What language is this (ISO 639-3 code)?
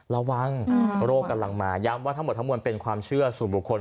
tha